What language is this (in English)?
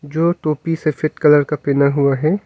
Hindi